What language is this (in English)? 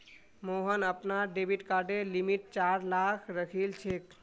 Magahi